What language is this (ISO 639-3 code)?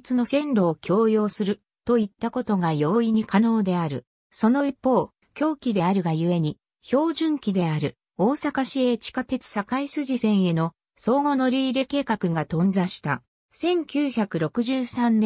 jpn